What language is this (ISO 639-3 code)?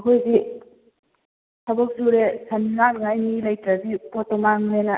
mni